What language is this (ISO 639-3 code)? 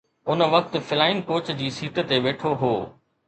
snd